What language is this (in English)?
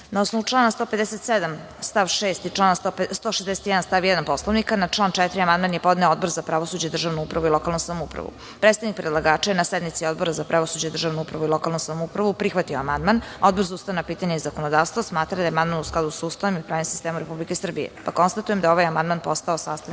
Serbian